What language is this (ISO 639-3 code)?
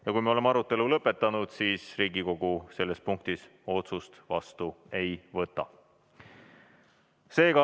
est